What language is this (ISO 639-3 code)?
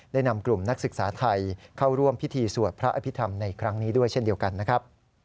tha